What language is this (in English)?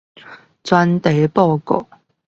Chinese